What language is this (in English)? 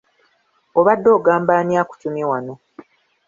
Ganda